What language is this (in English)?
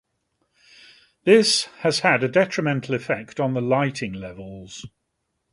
English